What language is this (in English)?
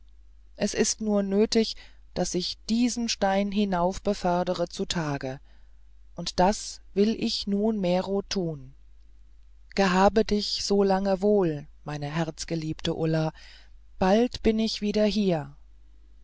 German